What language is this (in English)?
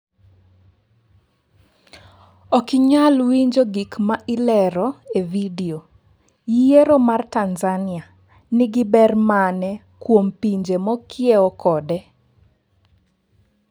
Luo (Kenya and Tanzania)